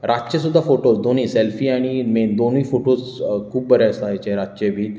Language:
Konkani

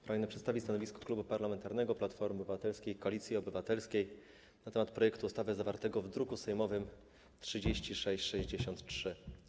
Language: Polish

